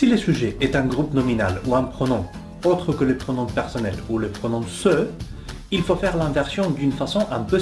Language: French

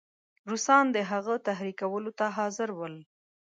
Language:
Pashto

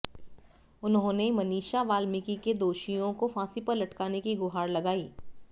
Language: Hindi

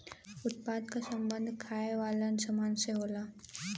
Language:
Bhojpuri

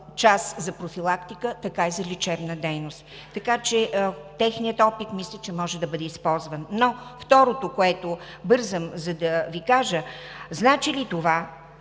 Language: Bulgarian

